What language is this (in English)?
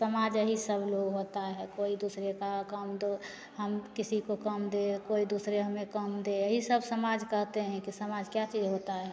Hindi